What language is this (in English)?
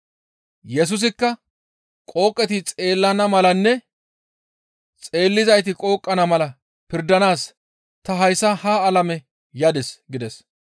Gamo